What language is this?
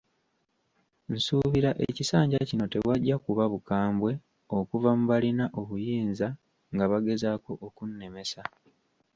Ganda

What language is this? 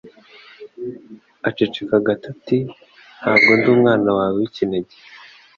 Kinyarwanda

